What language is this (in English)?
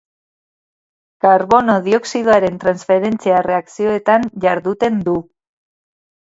Basque